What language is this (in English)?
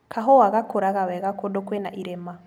Kikuyu